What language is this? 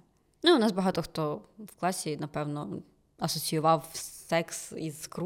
Ukrainian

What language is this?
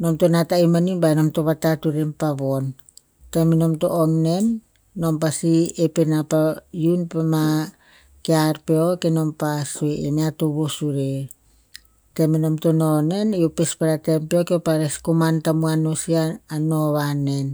Tinputz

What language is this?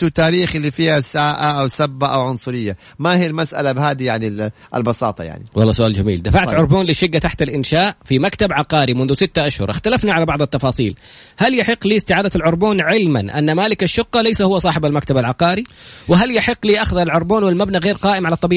Arabic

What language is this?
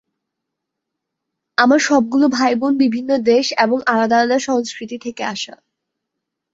Bangla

